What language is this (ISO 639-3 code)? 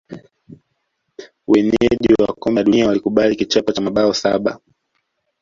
swa